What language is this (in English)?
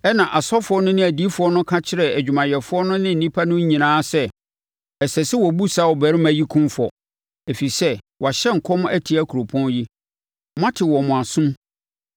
Akan